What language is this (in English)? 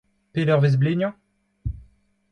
Breton